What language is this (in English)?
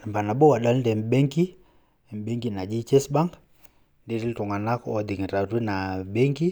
Masai